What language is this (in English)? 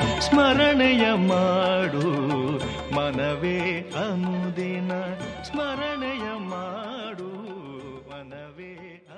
Kannada